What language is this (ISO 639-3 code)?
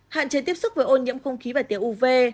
vie